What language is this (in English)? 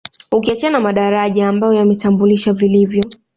Swahili